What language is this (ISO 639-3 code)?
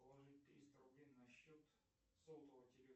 rus